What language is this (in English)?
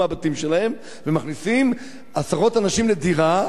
Hebrew